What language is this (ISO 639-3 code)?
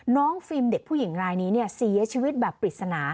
tha